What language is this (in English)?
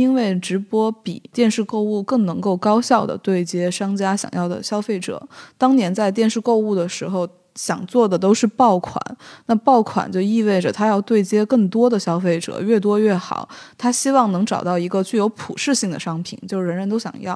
Chinese